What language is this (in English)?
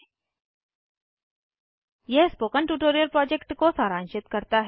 Hindi